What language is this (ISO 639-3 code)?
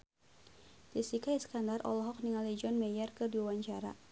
sun